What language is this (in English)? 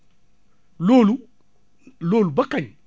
Wolof